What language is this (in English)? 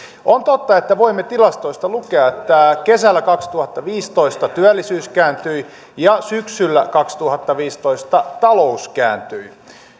Finnish